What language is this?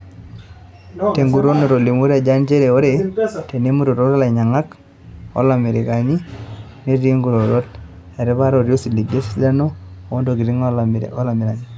Masai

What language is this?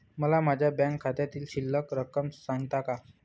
Marathi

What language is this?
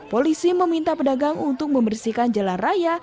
Indonesian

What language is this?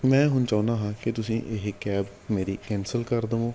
Punjabi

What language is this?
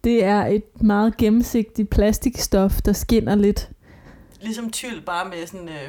Danish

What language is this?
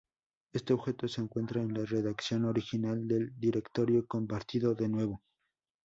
Spanish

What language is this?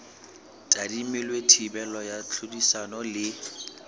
Southern Sotho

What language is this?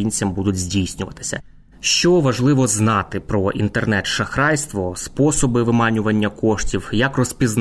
Ukrainian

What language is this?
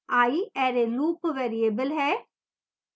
Hindi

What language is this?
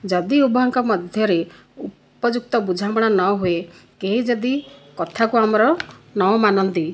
Odia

